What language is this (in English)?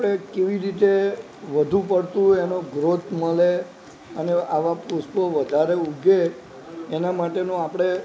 Gujarati